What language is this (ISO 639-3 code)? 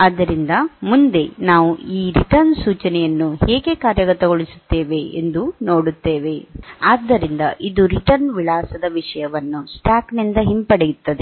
kan